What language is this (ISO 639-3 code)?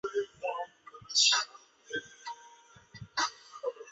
zho